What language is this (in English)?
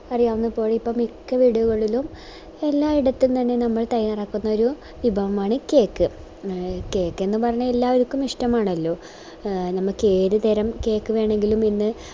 Malayalam